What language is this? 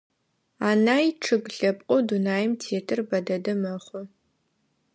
Adyghe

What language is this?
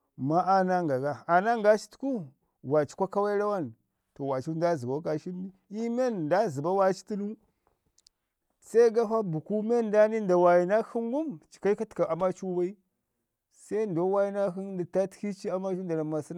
Ngizim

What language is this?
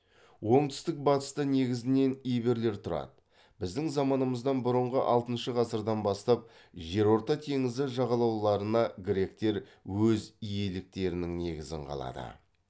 Kazakh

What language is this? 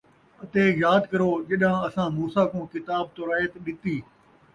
Saraiki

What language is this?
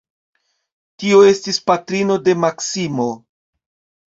Esperanto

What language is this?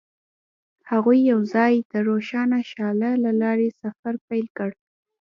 Pashto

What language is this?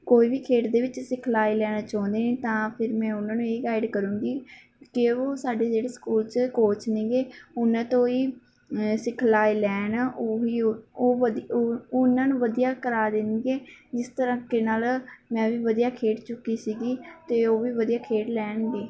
Punjabi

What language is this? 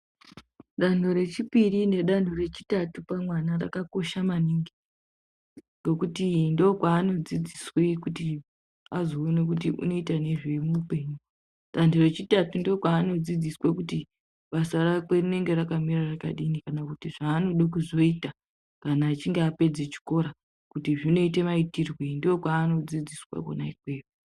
Ndau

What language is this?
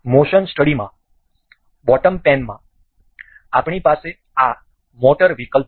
Gujarati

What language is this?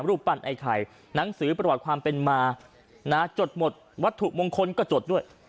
Thai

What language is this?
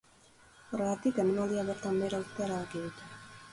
Basque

